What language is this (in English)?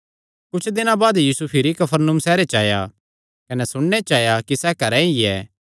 Kangri